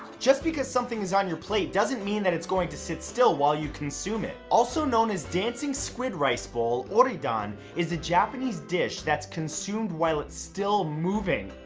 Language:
English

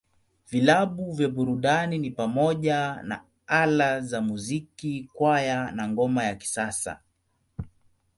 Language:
Swahili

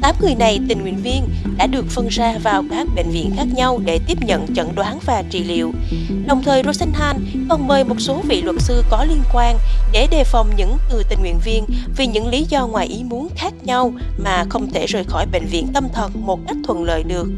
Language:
Vietnamese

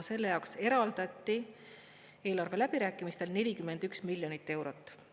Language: Estonian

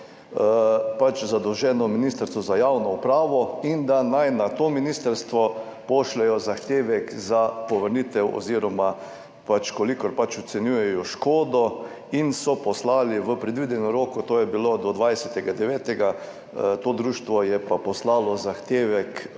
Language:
Slovenian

